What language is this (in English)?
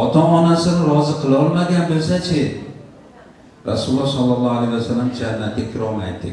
Turkish